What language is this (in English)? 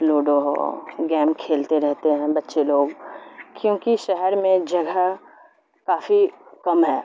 Urdu